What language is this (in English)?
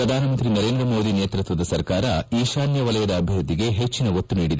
Kannada